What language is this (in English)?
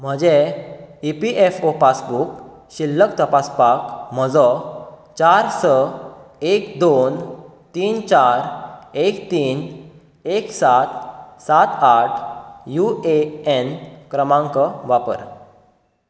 Konkani